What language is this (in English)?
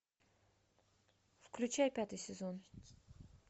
Russian